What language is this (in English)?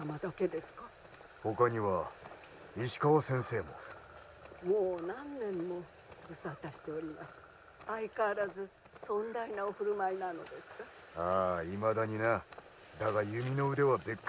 Japanese